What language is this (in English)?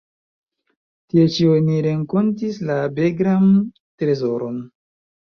Esperanto